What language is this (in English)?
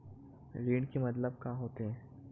Chhattisgarhi